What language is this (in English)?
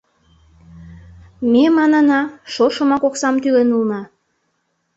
Mari